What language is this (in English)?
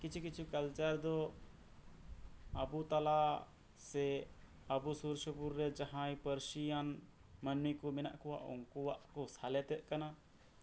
Santali